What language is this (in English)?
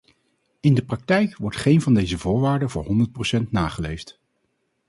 Dutch